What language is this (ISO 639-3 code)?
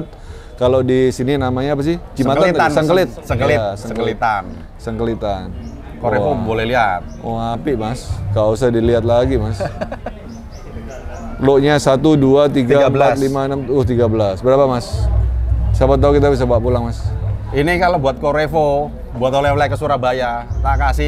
ind